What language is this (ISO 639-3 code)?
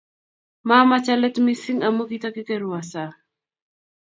kln